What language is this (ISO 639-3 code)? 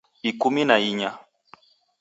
dav